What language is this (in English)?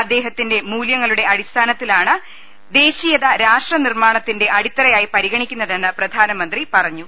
Malayalam